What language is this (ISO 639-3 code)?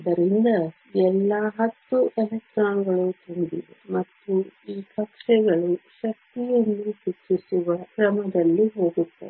kan